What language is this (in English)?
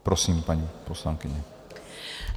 Czech